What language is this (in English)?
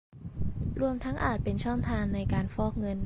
Thai